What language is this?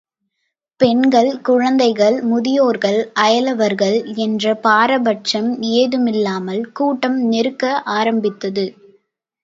Tamil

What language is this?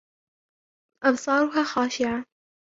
Arabic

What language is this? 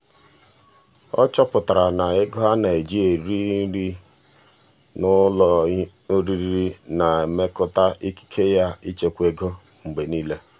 Igbo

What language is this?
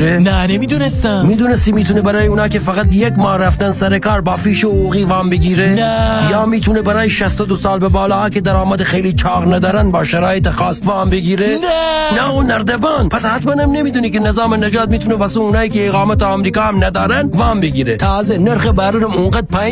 Persian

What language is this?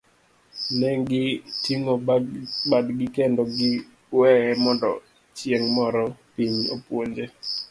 Luo (Kenya and Tanzania)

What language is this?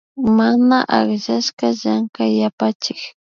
Imbabura Highland Quichua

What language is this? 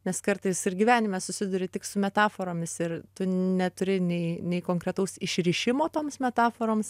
Lithuanian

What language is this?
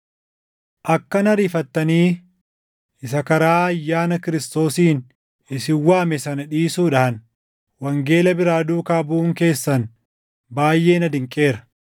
Oromo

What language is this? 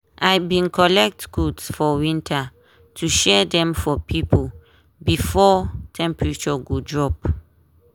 Nigerian Pidgin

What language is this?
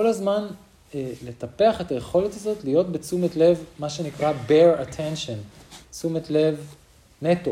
Hebrew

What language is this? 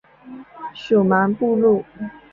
Chinese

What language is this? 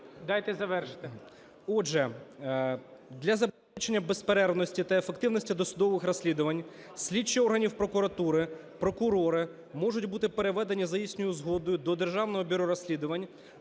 Ukrainian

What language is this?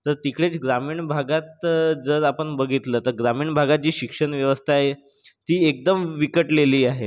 Marathi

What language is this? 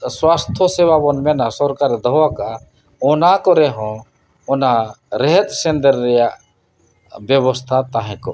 Santali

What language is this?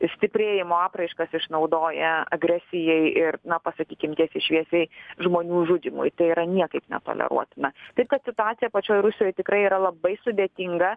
Lithuanian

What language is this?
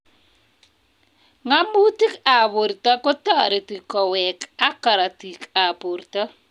Kalenjin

